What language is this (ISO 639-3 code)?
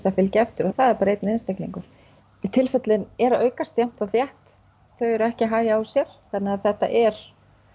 isl